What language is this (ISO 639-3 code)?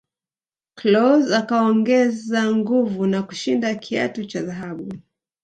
swa